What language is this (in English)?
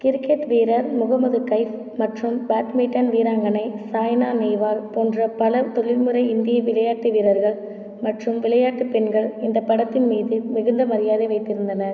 Tamil